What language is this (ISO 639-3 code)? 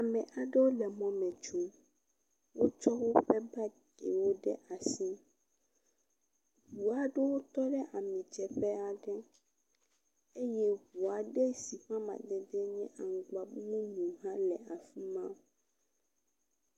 ewe